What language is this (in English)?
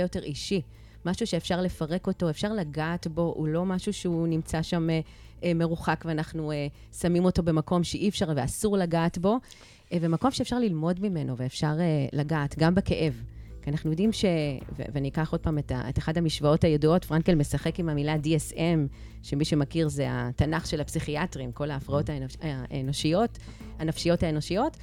Hebrew